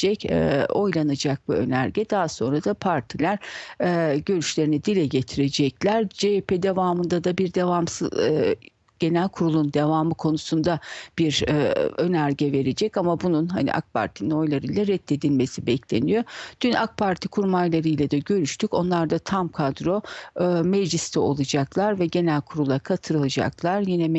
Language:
Turkish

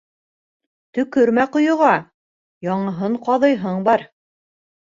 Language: Bashkir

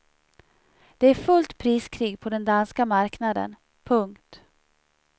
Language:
Swedish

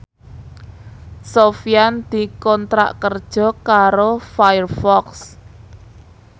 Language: Javanese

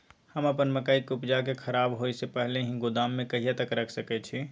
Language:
Maithili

